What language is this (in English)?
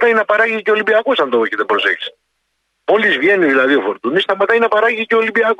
Greek